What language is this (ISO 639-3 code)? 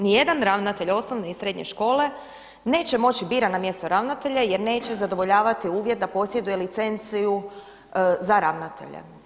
hrv